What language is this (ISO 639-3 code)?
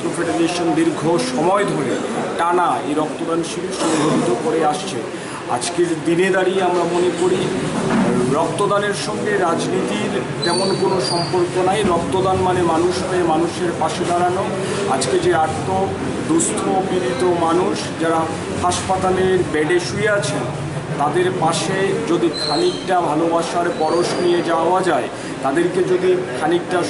ron